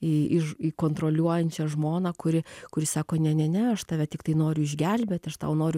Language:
Lithuanian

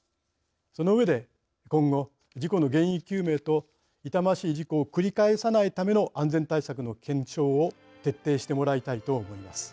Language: Japanese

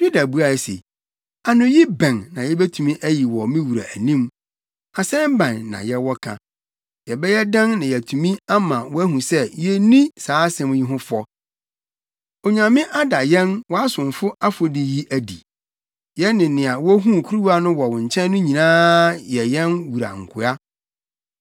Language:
Akan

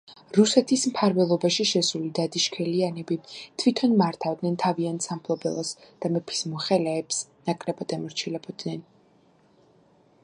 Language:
Georgian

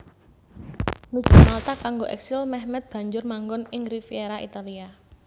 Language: Javanese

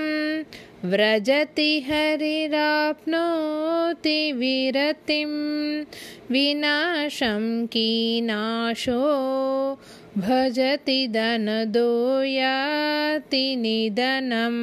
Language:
Tamil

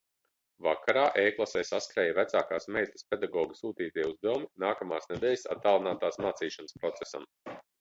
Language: Latvian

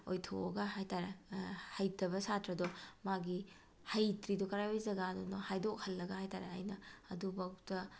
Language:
Manipuri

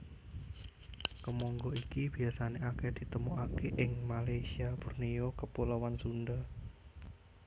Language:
Javanese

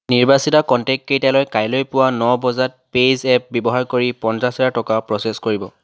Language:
Assamese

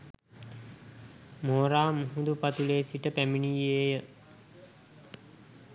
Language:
Sinhala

